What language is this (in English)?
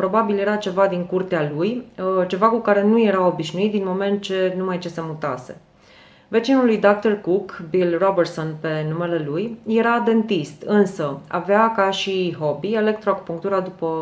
Romanian